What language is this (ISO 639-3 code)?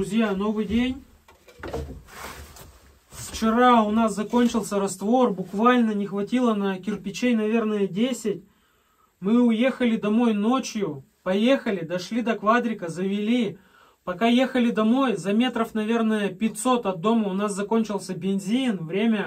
rus